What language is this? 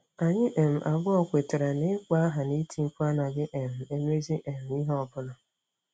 Igbo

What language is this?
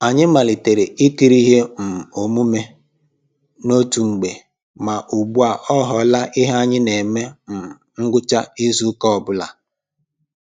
Igbo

